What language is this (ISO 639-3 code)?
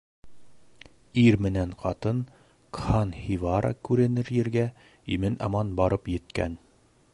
bak